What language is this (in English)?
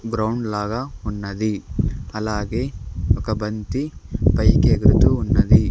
Telugu